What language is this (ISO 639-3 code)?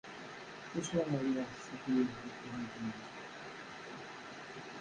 kab